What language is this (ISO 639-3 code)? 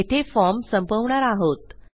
mar